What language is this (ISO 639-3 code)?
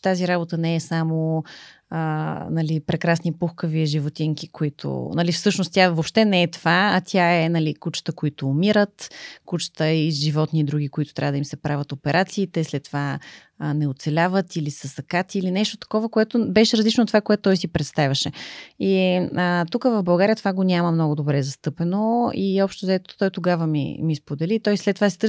bul